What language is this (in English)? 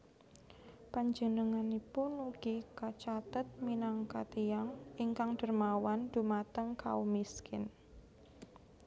Javanese